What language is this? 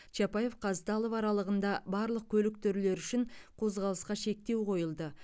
Kazakh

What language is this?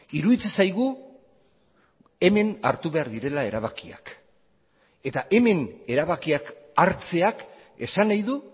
Basque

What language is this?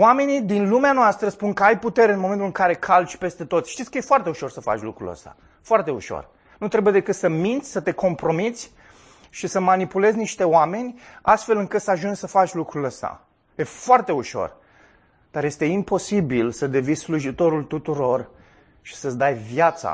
Romanian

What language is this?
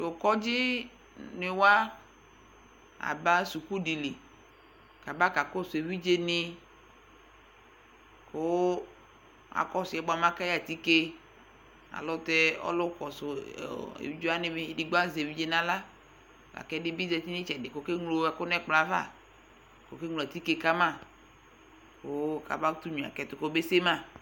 Ikposo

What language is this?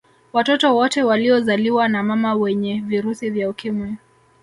Swahili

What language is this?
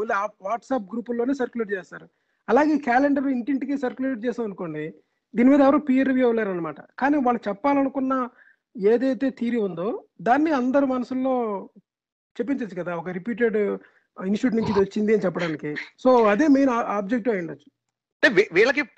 Telugu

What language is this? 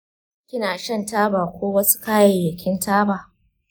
Hausa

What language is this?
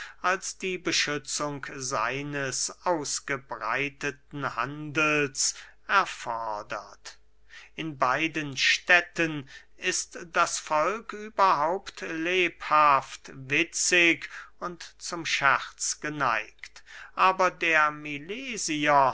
German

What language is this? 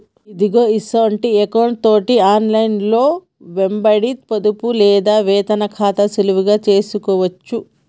Telugu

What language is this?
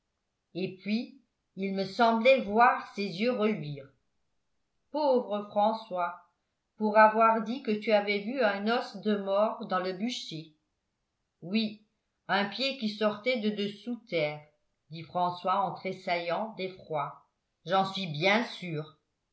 French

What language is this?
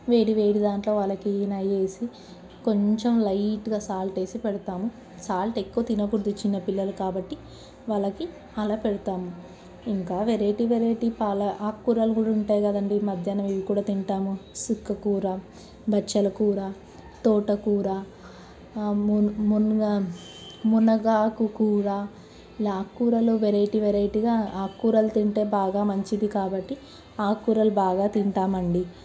Telugu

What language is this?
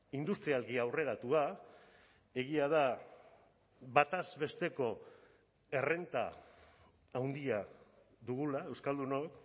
Basque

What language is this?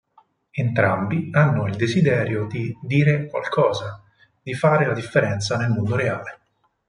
Italian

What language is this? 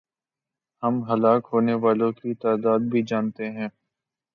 Urdu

